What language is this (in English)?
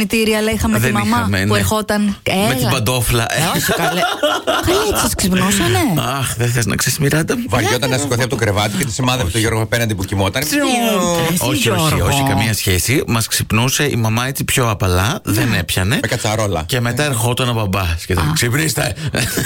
Greek